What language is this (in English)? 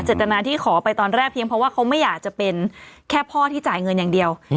Thai